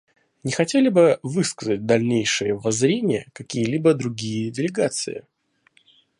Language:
Russian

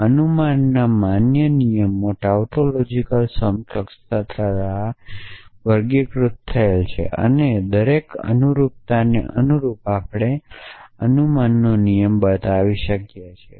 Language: Gujarati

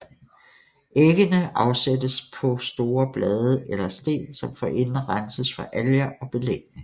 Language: Danish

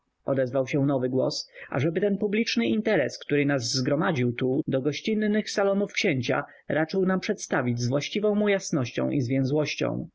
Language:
Polish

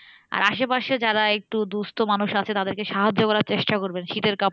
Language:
Bangla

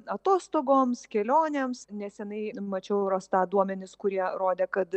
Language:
Lithuanian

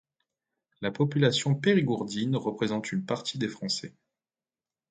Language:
French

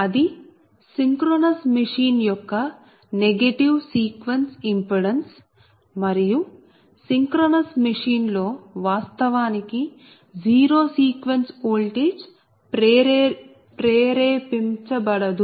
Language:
Telugu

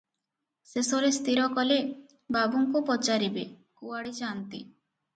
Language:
Odia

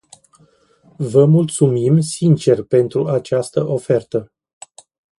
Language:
Romanian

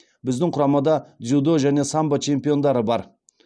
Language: Kazakh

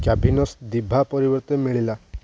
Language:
Odia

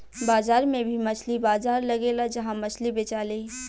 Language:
Bhojpuri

